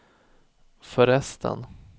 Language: Swedish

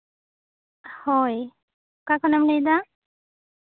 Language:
Santali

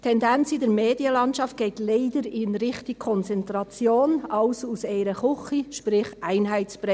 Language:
Swiss German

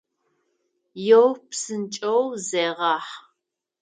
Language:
Adyghe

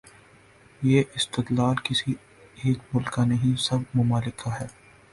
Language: Urdu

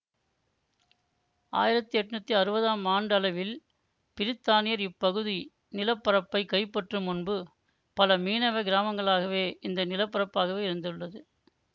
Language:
Tamil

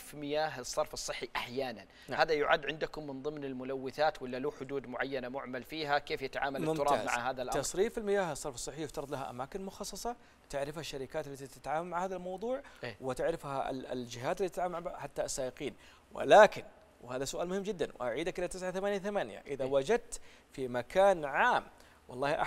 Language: Arabic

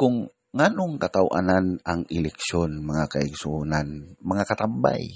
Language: Filipino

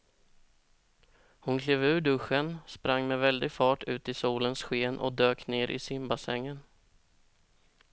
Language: Swedish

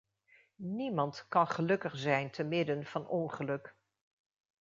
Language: Dutch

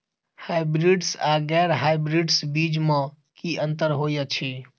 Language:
Maithili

